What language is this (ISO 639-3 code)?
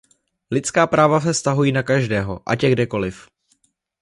ces